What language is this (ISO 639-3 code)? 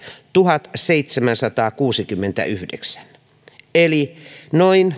fin